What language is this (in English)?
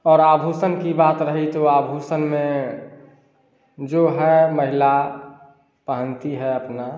Hindi